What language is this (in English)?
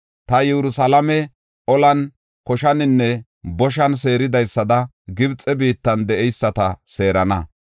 Gofa